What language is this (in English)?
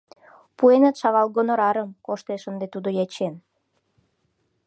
Mari